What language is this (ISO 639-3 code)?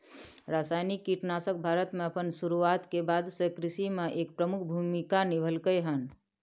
mai